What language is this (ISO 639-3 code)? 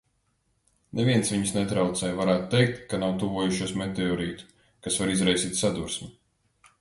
lav